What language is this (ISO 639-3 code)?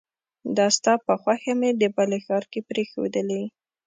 pus